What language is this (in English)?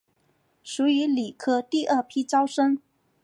Chinese